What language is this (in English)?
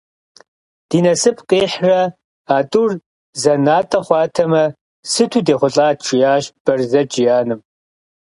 Kabardian